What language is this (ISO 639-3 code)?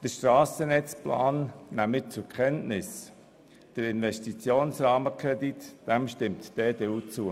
gsw